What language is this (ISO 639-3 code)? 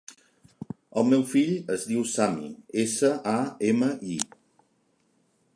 cat